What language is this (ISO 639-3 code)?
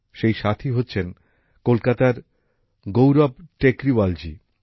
ben